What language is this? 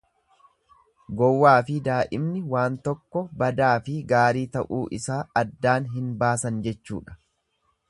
Oromo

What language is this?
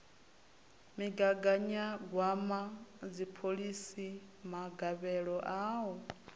Venda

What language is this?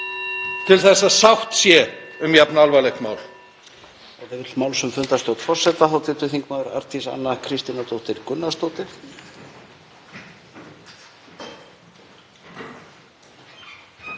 Icelandic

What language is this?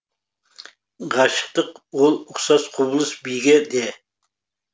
Kazakh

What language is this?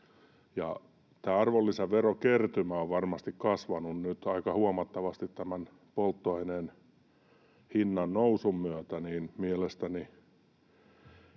Finnish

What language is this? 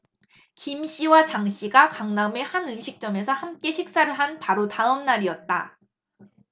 Korean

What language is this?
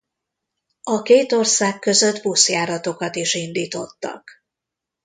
Hungarian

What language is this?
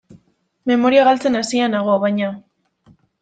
Basque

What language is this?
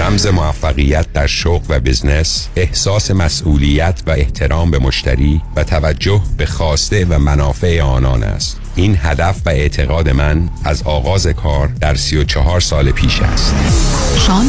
Persian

